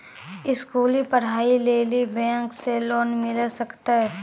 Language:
Maithili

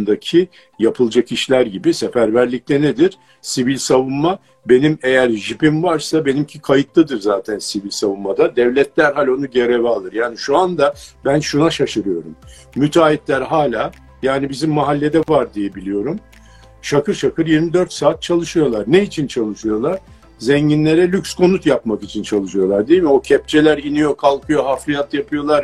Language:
Turkish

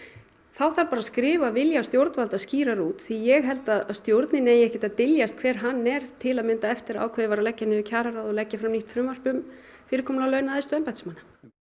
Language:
Icelandic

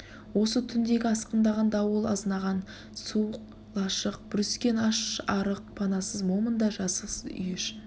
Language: Kazakh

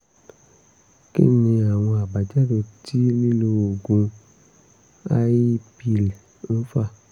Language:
Yoruba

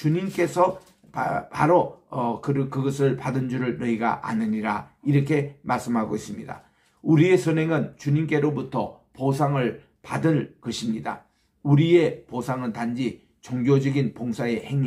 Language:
Korean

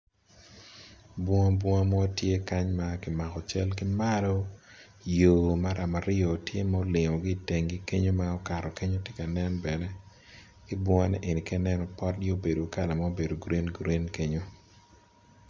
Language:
Acoli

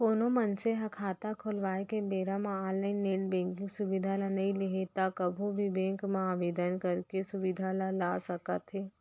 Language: Chhattisgarhi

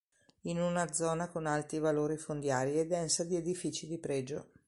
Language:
Italian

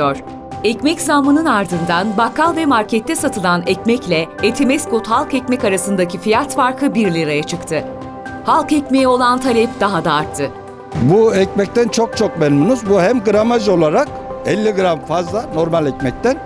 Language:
Turkish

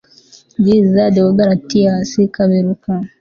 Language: Kinyarwanda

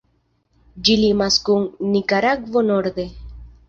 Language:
Esperanto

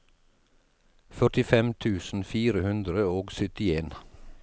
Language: Norwegian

